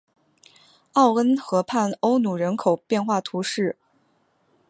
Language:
Chinese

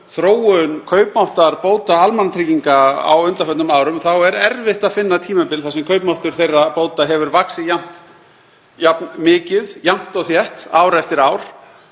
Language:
Icelandic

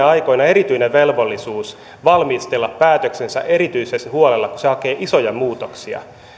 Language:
Finnish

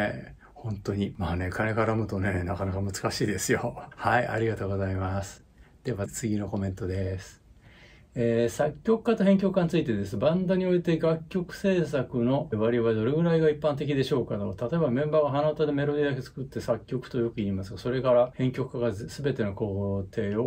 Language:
Japanese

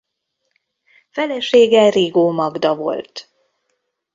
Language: Hungarian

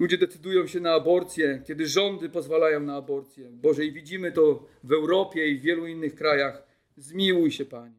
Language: Polish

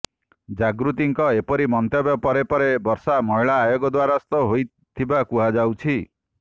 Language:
Odia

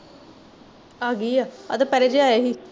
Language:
Punjabi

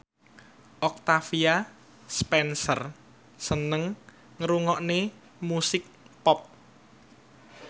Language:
Javanese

